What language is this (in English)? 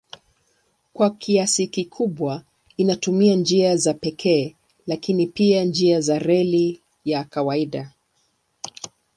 Swahili